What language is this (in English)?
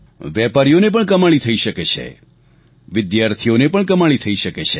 Gujarati